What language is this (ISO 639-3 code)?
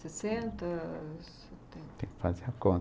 por